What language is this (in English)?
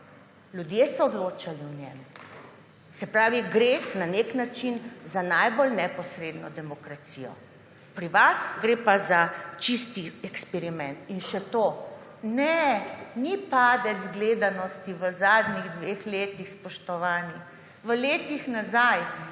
Slovenian